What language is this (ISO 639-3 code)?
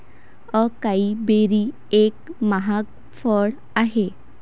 mar